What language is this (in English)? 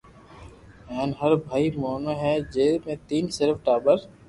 Loarki